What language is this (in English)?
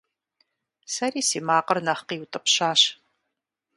Kabardian